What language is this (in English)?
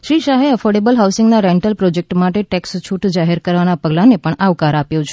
Gujarati